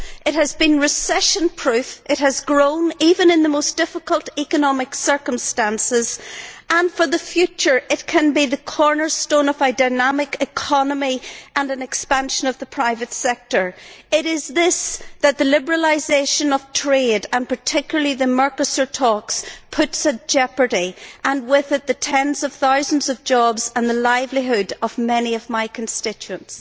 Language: English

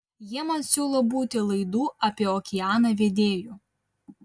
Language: Lithuanian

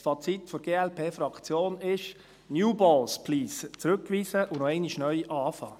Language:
Swiss German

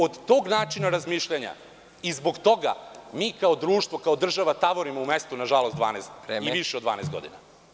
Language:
Serbian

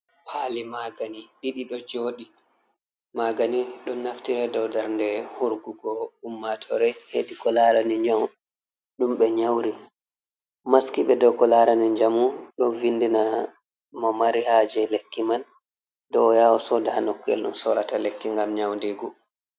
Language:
Fula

